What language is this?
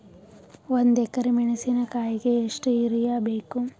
Kannada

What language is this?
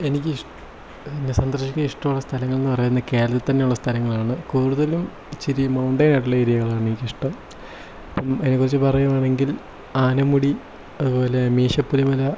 Malayalam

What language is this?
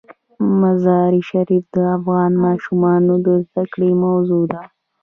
Pashto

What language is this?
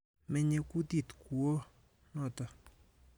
Kalenjin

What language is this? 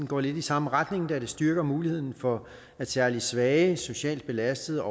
Danish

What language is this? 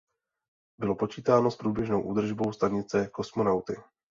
Czech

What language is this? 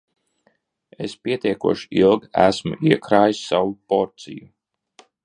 Latvian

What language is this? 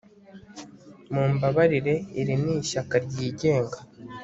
Kinyarwanda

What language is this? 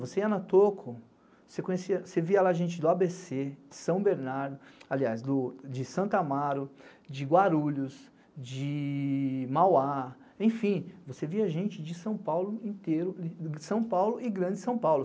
Portuguese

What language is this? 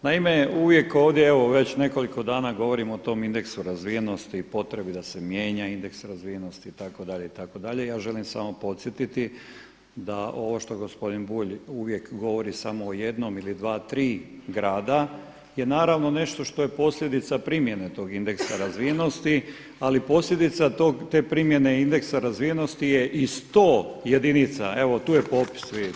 Croatian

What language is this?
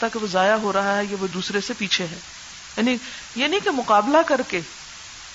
Urdu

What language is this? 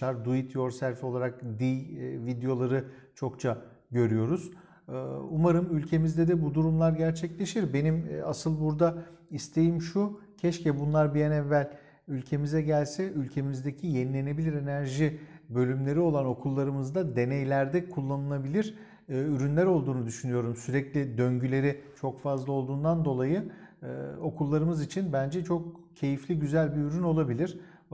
Turkish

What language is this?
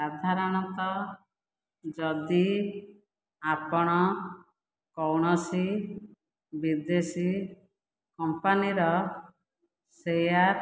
Odia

